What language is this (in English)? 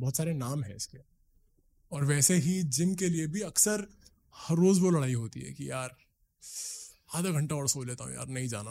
Hindi